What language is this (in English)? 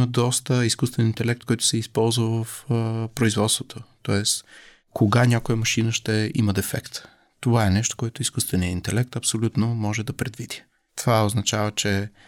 Bulgarian